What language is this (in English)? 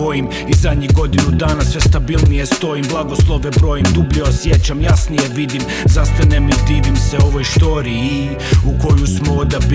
Croatian